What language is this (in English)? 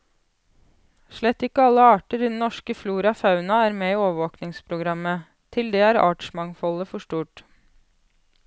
Norwegian